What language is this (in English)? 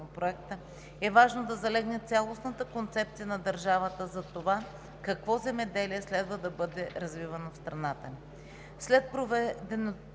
Bulgarian